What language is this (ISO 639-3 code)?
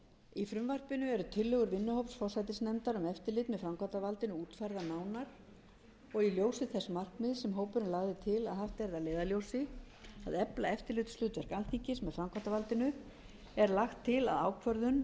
isl